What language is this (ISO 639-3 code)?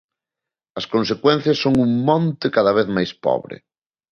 glg